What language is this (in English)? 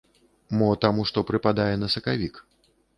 Belarusian